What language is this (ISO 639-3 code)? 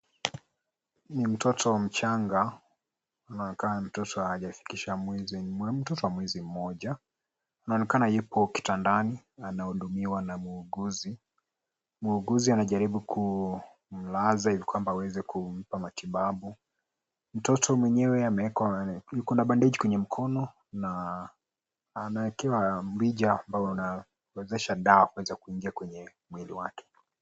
swa